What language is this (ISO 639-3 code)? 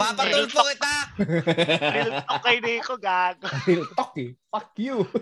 fil